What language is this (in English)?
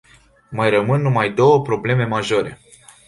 Romanian